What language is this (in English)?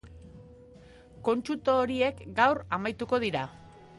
Basque